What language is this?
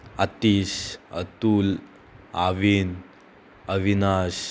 Konkani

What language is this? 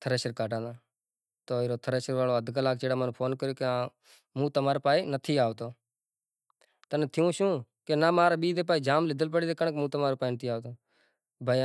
Kachi Koli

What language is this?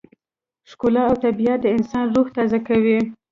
Pashto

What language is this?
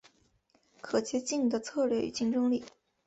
Chinese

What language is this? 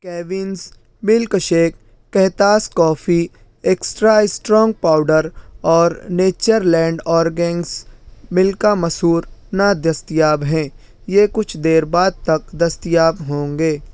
Urdu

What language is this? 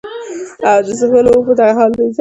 Pashto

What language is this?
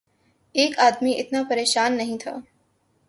Urdu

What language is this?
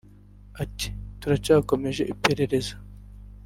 Kinyarwanda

